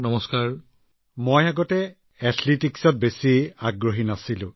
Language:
Assamese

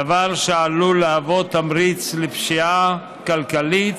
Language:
Hebrew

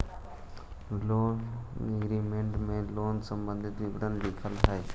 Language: Magahi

